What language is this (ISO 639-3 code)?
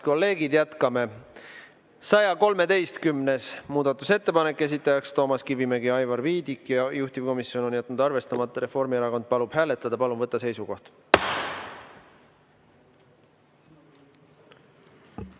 est